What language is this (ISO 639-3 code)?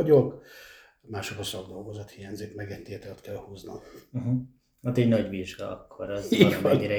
hun